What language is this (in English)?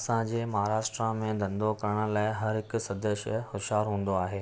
Sindhi